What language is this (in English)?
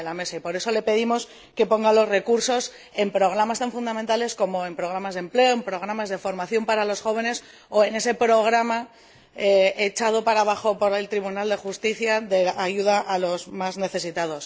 Spanish